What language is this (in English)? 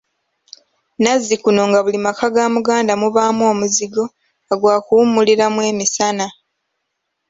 Ganda